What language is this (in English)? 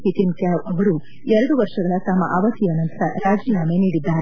Kannada